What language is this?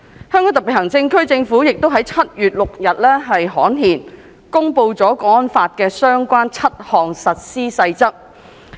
Cantonese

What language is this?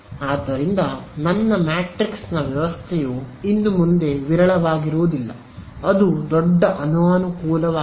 Kannada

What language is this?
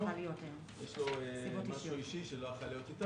Hebrew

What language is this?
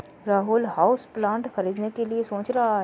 Hindi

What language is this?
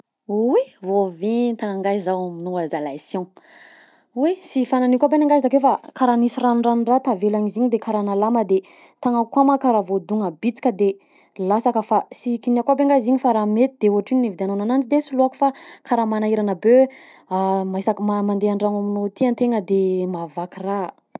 Southern Betsimisaraka Malagasy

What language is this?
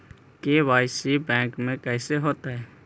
Magahi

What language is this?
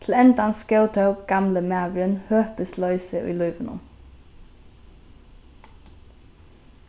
Faroese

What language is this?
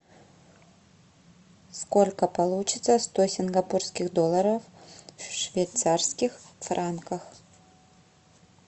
Russian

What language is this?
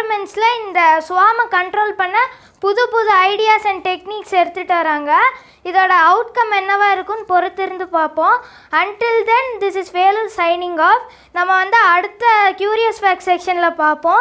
Hindi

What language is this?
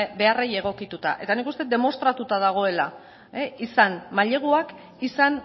Basque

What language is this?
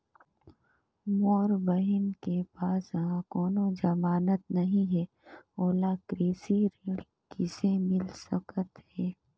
Chhattisgarhi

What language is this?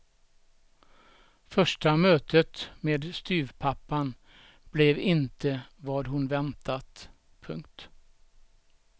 Swedish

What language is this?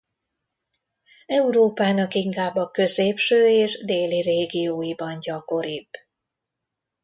Hungarian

